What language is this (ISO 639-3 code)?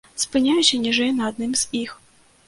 bel